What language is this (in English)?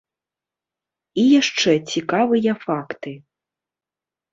Belarusian